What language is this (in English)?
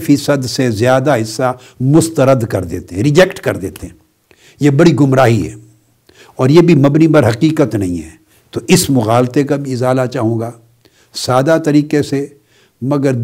Urdu